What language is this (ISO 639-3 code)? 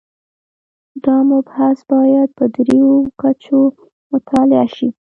pus